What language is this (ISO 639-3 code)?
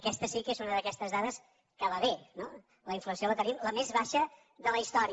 cat